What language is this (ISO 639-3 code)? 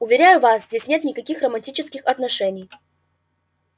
rus